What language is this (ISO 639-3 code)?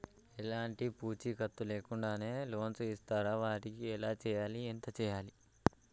tel